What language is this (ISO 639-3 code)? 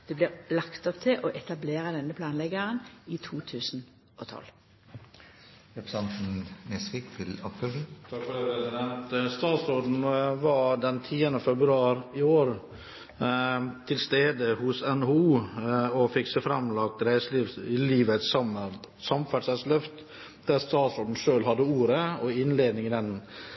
nor